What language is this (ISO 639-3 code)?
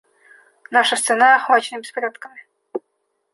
rus